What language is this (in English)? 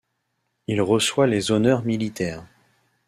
French